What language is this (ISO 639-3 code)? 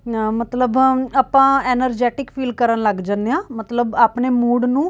pan